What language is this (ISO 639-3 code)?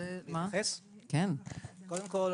heb